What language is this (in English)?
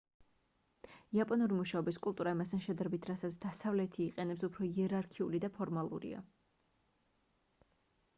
Georgian